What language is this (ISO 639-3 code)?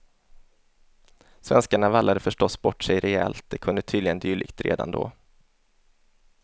swe